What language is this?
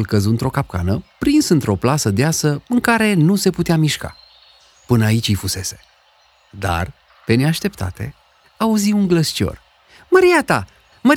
Romanian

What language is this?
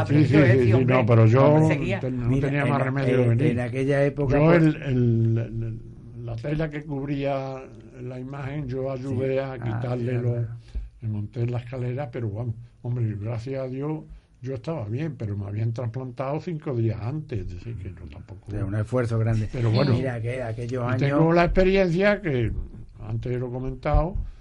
Spanish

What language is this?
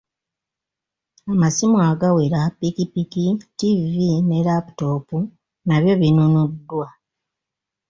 Ganda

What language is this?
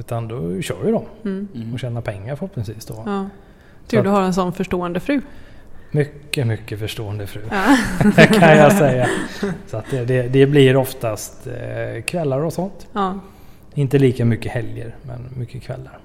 Swedish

